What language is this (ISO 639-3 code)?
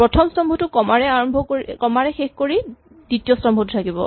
asm